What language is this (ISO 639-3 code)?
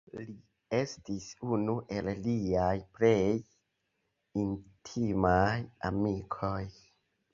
epo